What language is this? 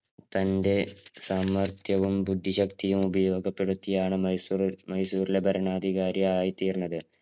Malayalam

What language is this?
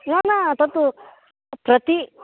Sanskrit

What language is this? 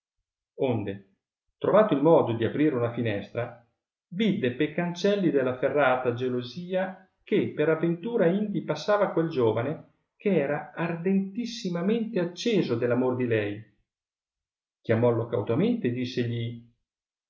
Italian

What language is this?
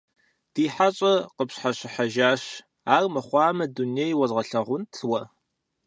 Kabardian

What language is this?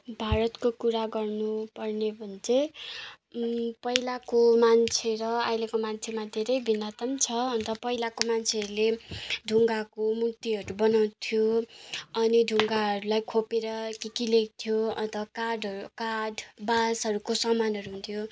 Nepali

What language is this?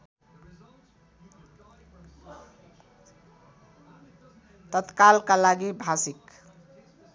Nepali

